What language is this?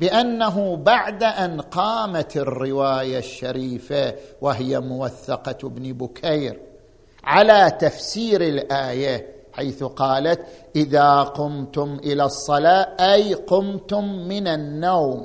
Arabic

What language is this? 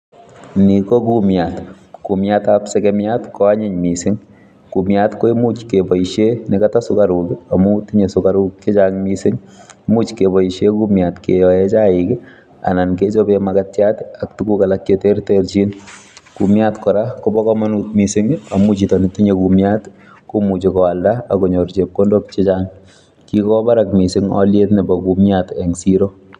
Kalenjin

